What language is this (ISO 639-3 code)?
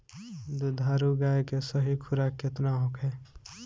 bho